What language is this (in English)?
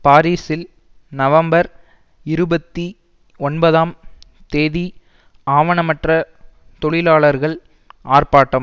Tamil